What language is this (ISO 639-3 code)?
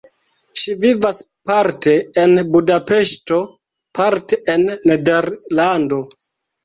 epo